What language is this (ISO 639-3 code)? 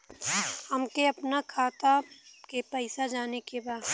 bho